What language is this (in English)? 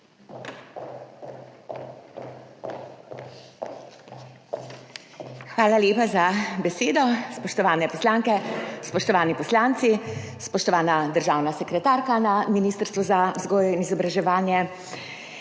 Slovenian